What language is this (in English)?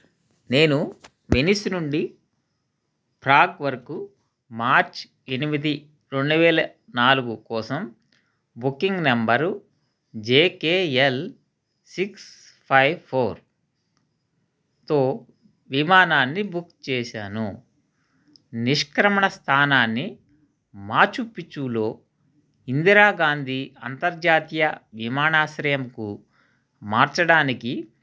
Telugu